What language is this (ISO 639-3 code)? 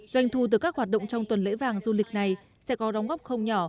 vie